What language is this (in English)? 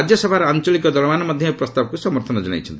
Odia